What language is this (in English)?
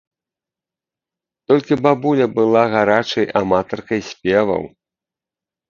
Belarusian